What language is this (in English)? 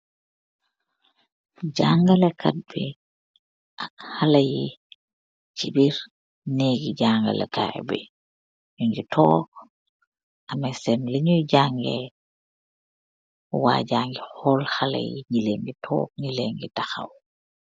Wolof